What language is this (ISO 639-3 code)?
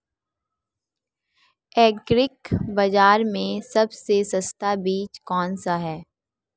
hin